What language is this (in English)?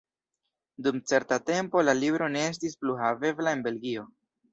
Esperanto